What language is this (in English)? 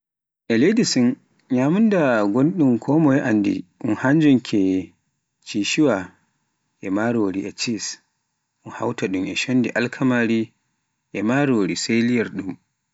Pular